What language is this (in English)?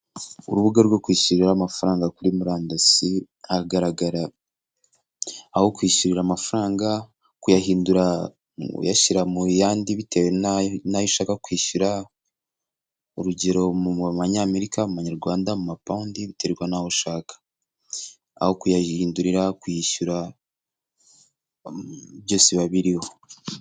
Kinyarwanda